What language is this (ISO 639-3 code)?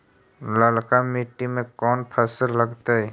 mag